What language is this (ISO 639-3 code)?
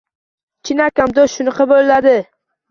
uzb